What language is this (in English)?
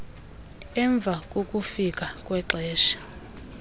Xhosa